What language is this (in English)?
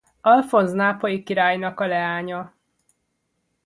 Hungarian